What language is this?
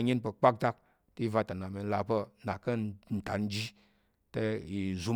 Tarok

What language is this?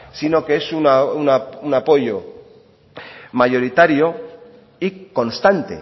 Spanish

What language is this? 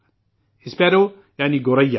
Urdu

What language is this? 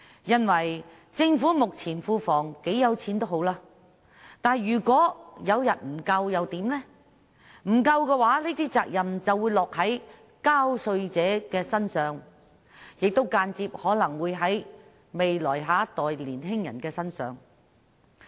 Cantonese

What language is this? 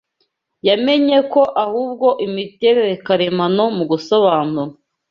Kinyarwanda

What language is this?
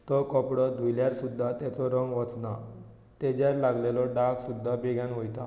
Konkani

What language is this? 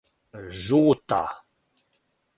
Serbian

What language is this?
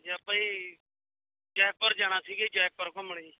Punjabi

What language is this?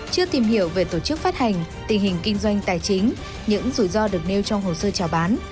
Vietnamese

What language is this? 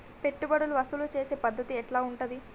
Telugu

